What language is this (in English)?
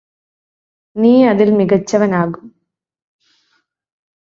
Malayalam